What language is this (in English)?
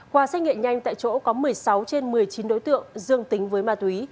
Vietnamese